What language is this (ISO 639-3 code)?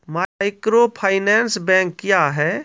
mai